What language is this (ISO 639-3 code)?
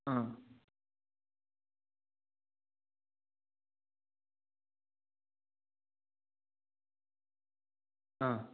kan